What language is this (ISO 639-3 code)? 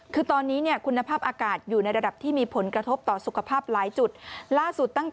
tha